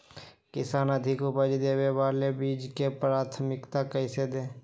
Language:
Magahi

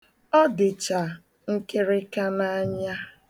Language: Igbo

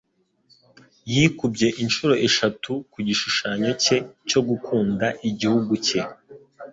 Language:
Kinyarwanda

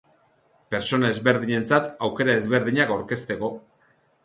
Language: Basque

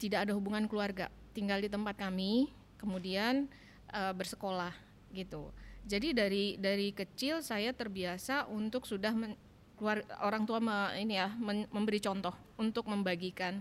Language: Indonesian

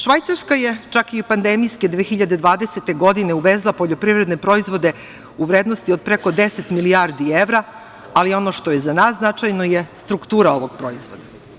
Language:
Serbian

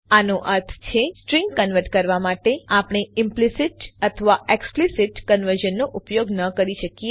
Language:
Gujarati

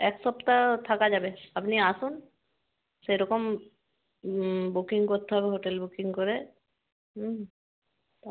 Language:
Bangla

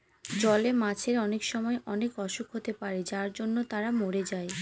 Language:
Bangla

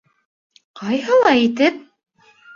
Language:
Bashkir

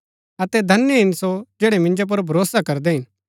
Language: Gaddi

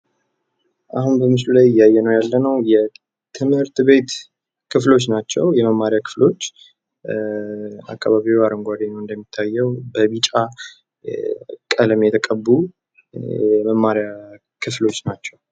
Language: Amharic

